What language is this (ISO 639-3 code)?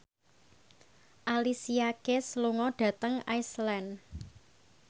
jav